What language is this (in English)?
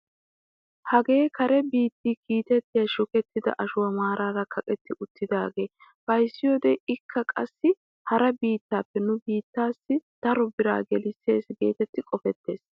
Wolaytta